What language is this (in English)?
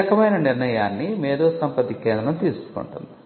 Telugu